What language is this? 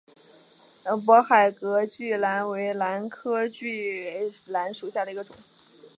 Chinese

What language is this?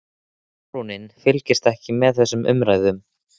Icelandic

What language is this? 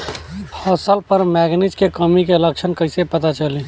Bhojpuri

